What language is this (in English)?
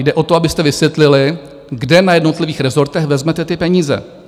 Czech